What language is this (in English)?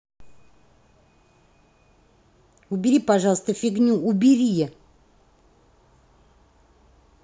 Russian